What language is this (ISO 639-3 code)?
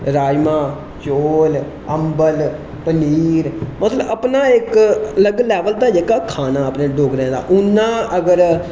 doi